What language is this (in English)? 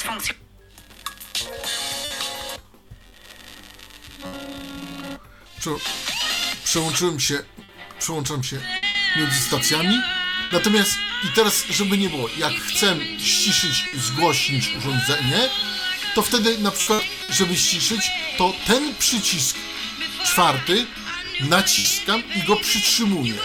Polish